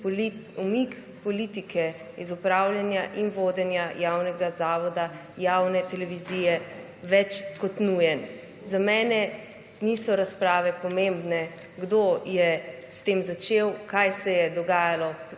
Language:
Slovenian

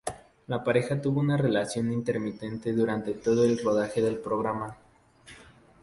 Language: Spanish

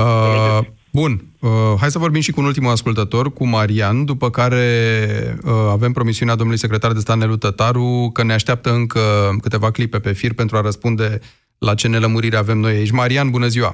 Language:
Romanian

